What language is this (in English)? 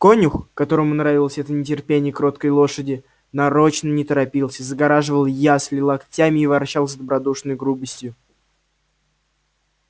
Russian